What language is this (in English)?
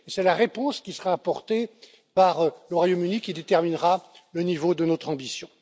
French